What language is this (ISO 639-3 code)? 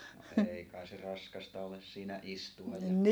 fin